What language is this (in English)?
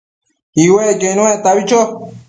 Matsés